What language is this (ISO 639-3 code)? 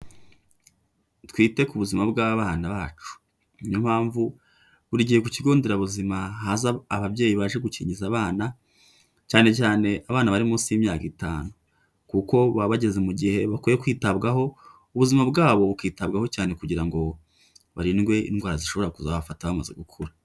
kin